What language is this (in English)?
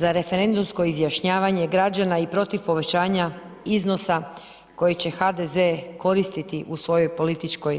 Croatian